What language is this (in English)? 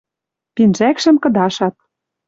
Western Mari